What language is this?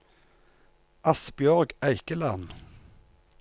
Norwegian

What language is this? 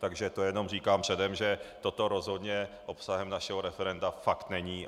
Czech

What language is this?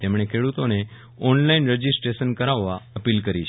Gujarati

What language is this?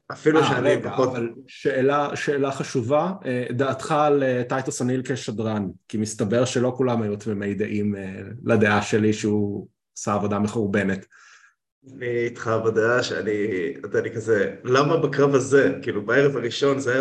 Hebrew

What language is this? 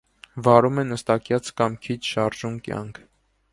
Armenian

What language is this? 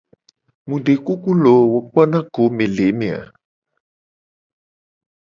Gen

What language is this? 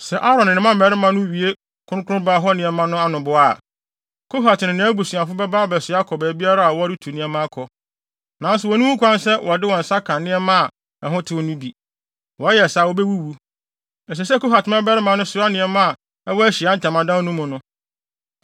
Akan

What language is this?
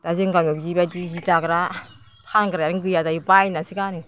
Bodo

